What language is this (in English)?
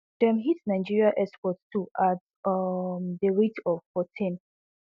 Nigerian Pidgin